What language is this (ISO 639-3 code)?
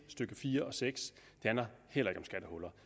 dan